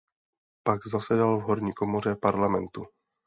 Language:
Czech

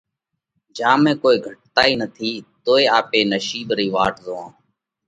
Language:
Parkari Koli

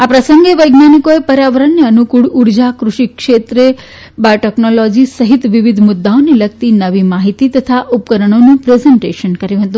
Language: Gujarati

